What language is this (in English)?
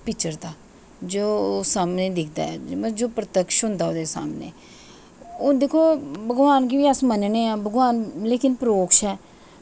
Dogri